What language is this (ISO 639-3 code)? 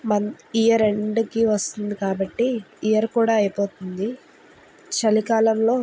tel